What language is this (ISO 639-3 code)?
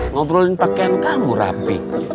ind